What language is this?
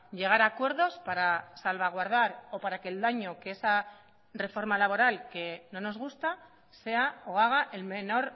Spanish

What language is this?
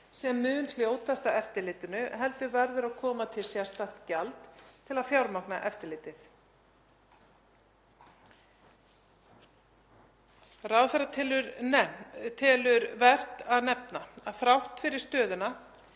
Icelandic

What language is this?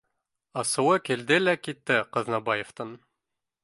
Bashkir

